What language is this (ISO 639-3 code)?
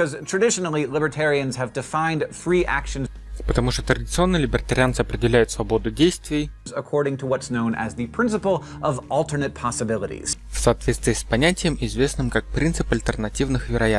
rus